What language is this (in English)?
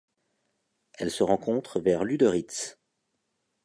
French